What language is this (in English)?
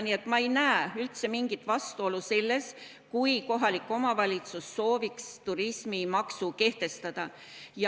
Estonian